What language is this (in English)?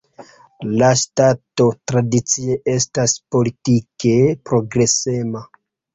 Esperanto